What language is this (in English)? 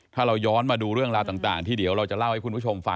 Thai